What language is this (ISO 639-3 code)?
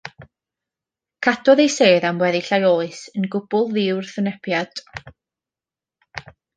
cym